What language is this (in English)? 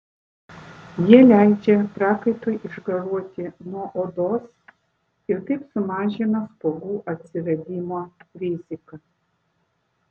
Lithuanian